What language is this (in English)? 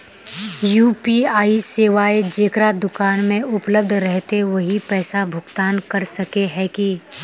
Magahi